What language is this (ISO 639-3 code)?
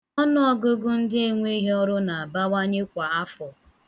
ibo